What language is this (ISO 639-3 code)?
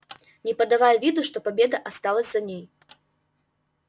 rus